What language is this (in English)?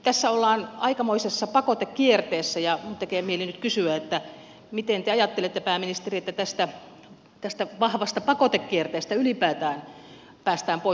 Finnish